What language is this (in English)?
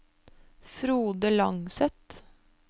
Norwegian